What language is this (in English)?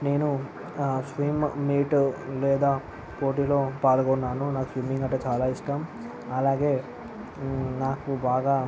Telugu